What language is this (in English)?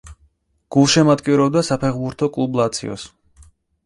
Georgian